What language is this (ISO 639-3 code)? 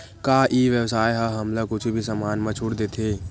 hne